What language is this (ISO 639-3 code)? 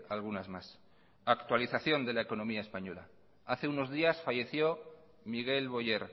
spa